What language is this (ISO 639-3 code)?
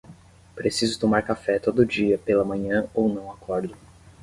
por